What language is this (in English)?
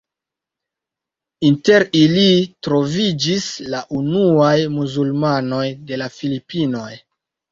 Esperanto